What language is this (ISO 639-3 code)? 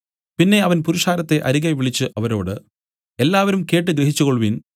mal